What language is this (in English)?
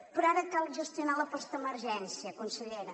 Catalan